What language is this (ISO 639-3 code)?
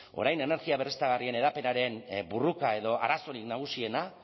eus